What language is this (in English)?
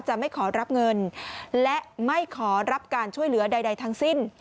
Thai